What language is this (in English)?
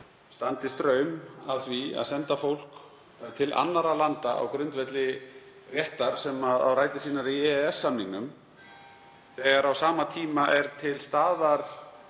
Icelandic